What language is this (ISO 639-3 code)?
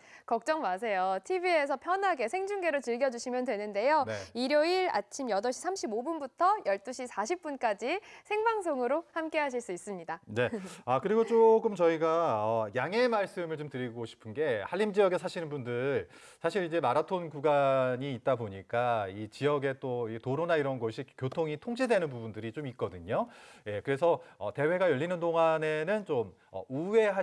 kor